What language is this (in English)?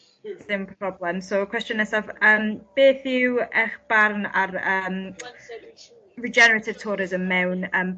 Welsh